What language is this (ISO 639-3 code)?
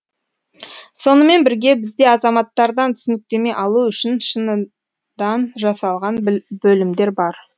kaz